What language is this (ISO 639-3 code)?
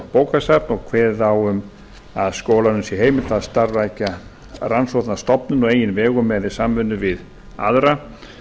isl